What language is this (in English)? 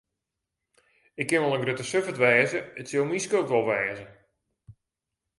Western Frisian